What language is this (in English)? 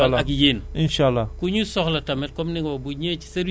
Wolof